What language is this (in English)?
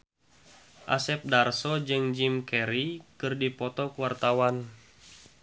Sundanese